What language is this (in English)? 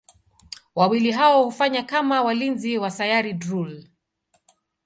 Swahili